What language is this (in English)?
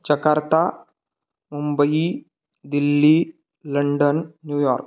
Sanskrit